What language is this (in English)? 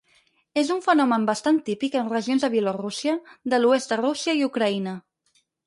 Catalan